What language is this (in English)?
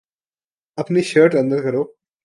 Urdu